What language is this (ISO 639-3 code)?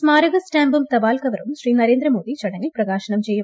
mal